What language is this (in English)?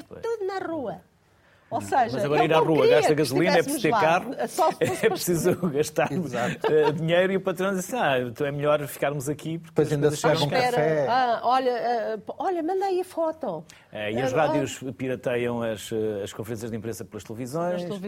Portuguese